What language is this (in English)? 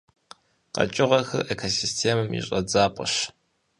Kabardian